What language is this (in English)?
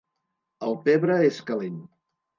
Catalan